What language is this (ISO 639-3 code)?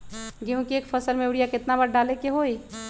mag